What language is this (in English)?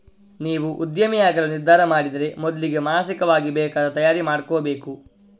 Kannada